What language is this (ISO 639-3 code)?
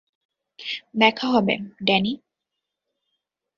ben